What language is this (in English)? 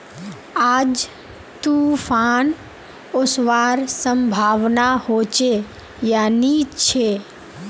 Magahi